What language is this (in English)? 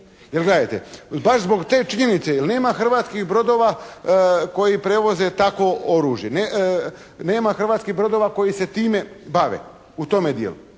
Croatian